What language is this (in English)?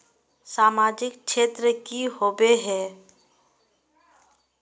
Magahi